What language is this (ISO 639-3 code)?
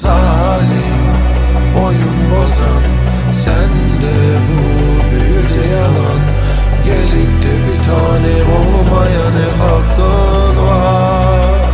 tur